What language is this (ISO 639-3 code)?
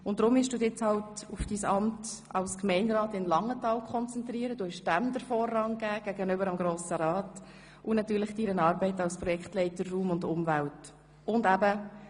gsw